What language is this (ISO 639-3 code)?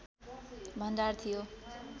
nep